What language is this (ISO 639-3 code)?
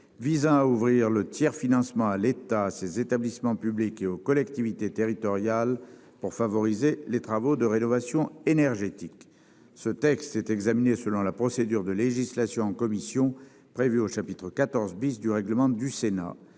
fra